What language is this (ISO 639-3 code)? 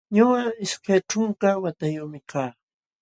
qxw